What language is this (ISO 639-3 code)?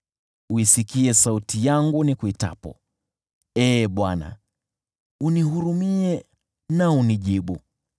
swa